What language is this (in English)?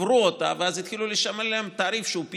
Hebrew